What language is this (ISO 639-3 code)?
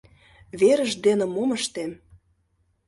chm